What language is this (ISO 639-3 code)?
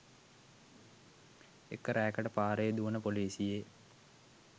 sin